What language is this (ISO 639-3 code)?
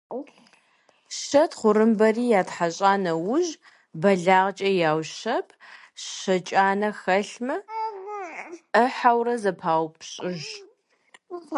kbd